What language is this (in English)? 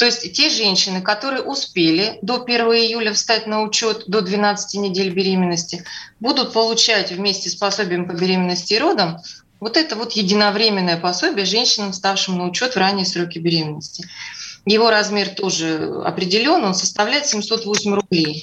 Russian